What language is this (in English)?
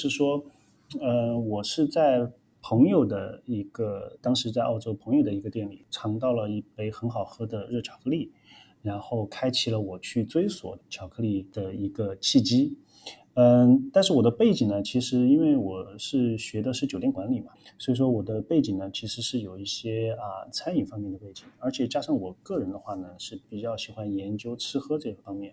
Chinese